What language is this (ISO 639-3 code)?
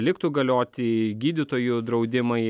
lit